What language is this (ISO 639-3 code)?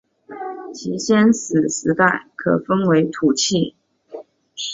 zho